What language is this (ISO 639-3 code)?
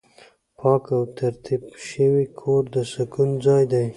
pus